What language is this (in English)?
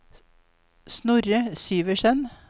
Norwegian